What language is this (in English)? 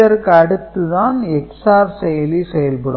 Tamil